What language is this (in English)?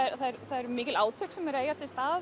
Icelandic